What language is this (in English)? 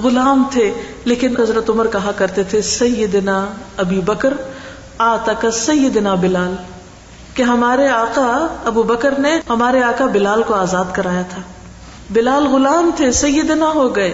Urdu